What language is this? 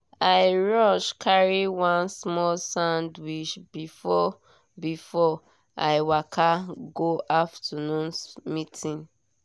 Nigerian Pidgin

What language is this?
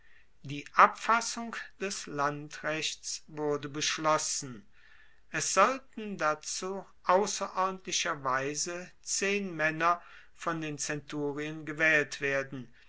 German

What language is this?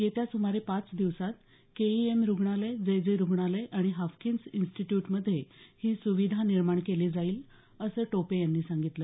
Marathi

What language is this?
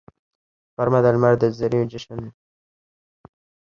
Pashto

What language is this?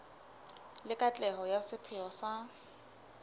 Southern Sotho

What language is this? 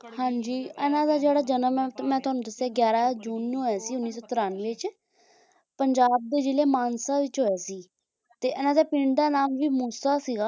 Punjabi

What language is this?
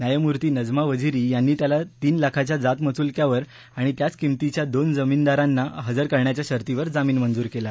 Marathi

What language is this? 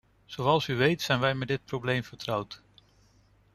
Dutch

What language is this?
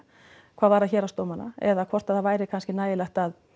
Icelandic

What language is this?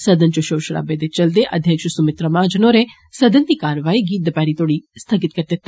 Dogri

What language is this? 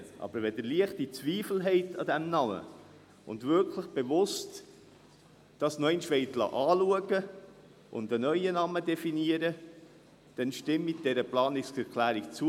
Swiss German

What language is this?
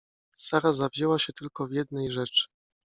Polish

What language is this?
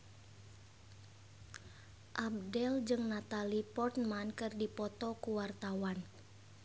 Sundanese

